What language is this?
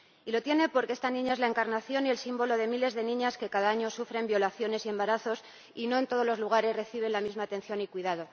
Spanish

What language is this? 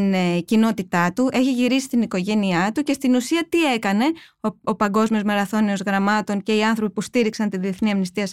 Greek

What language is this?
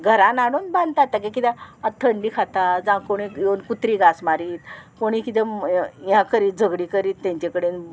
Konkani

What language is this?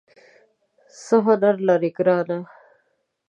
Pashto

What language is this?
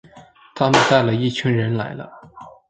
Chinese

